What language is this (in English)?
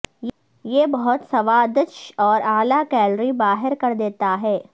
Urdu